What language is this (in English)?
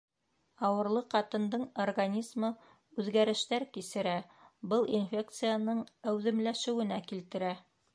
Bashkir